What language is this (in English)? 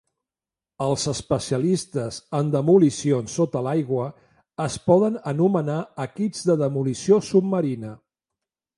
Catalan